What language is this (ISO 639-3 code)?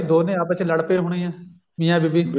pan